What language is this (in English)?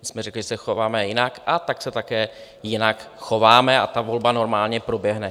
Czech